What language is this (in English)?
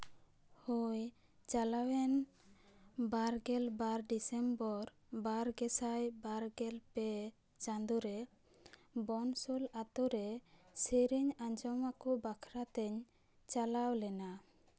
Santali